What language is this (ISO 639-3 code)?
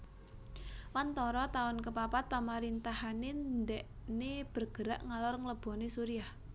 jav